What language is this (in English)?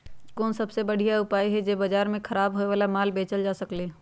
Magahi